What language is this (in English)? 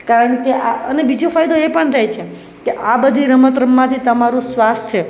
Gujarati